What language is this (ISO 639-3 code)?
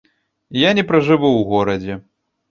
bel